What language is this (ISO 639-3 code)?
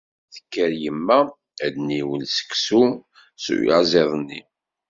kab